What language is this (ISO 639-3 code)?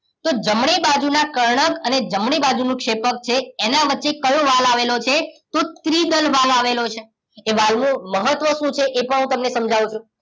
guj